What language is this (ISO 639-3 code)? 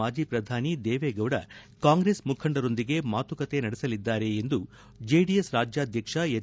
kan